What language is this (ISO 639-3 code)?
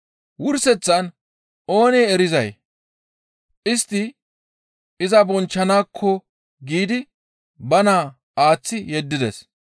gmv